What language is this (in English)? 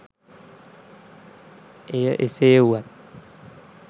Sinhala